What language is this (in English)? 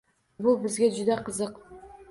Uzbek